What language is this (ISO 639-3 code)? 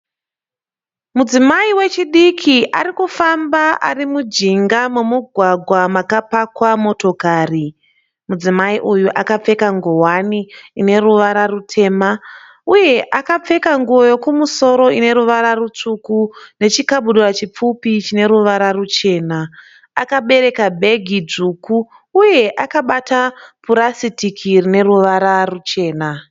sna